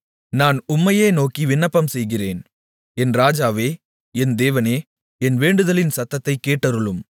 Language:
Tamil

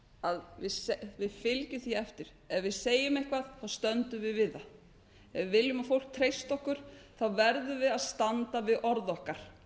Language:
Icelandic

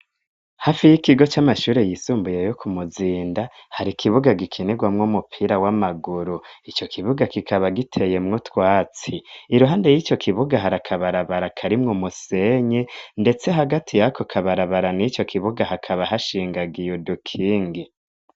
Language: Rundi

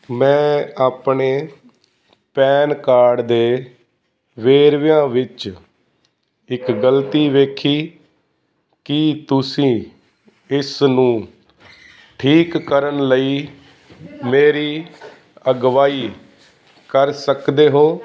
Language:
Punjabi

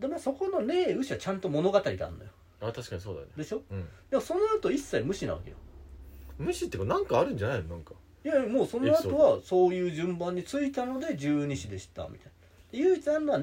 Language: Japanese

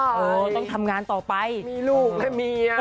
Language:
Thai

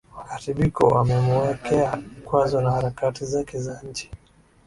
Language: Swahili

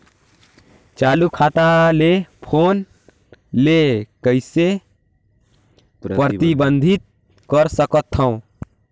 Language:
Chhattisgarhi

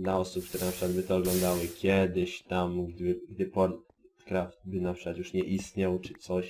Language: Polish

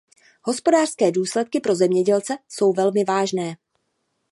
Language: Czech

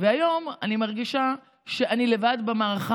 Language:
Hebrew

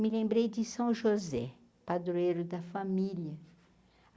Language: Portuguese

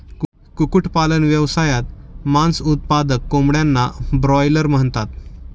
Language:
Marathi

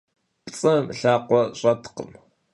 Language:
Kabardian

